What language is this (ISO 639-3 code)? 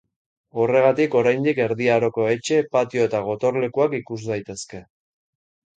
eus